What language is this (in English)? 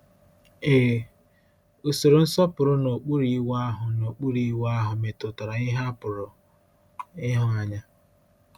Igbo